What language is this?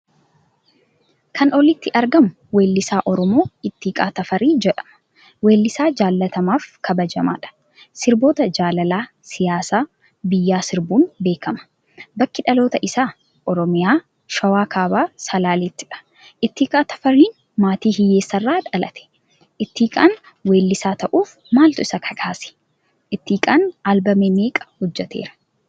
Oromo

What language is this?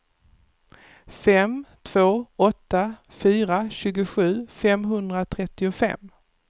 Swedish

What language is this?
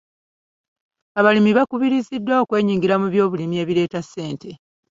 Ganda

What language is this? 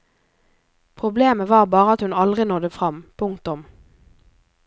Norwegian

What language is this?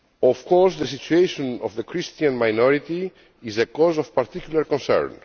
English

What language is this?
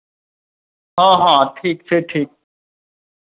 Maithili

